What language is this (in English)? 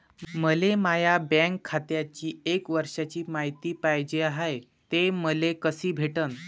Marathi